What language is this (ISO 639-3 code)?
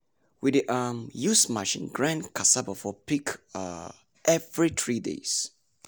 pcm